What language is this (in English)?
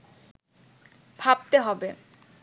Bangla